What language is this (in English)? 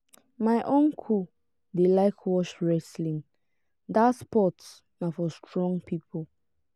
Nigerian Pidgin